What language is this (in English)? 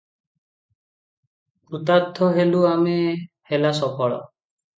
Odia